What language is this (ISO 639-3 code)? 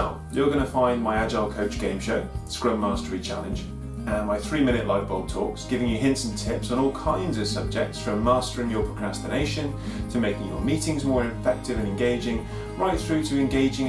eng